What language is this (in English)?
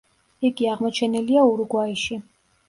Georgian